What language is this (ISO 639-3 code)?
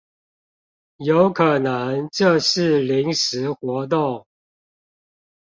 zho